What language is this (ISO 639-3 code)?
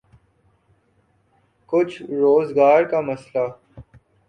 urd